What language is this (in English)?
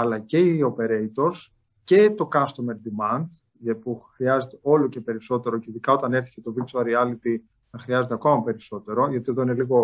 Greek